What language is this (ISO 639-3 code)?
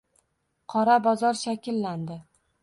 uzb